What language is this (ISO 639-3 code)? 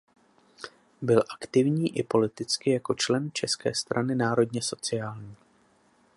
ces